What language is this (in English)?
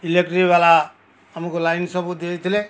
Odia